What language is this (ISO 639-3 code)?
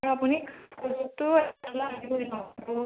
asm